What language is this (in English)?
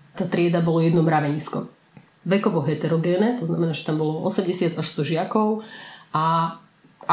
Slovak